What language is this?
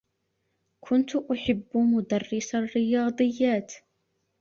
Arabic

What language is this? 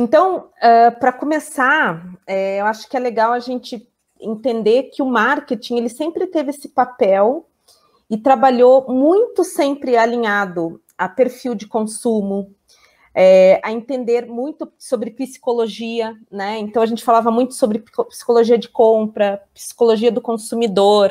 Portuguese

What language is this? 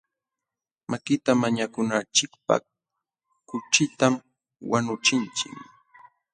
Jauja Wanca Quechua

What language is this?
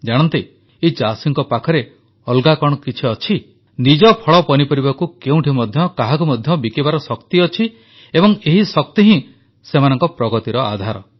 Odia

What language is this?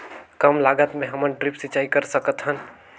Chhattisgarhi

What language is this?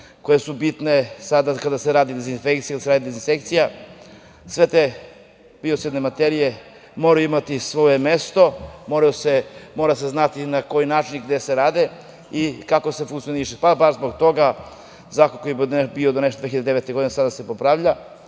Serbian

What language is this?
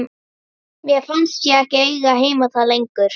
Icelandic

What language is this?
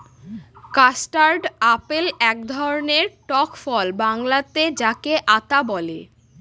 Bangla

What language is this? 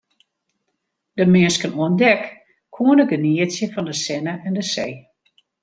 Western Frisian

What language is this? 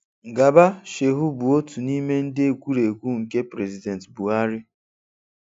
Igbo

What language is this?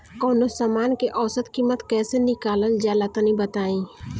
Bhojpuri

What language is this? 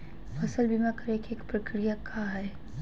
Magahi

